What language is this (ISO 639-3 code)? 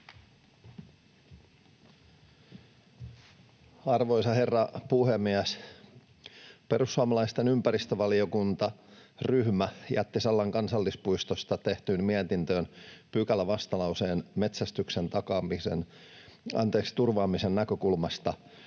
fin